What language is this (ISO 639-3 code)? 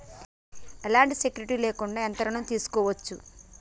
tel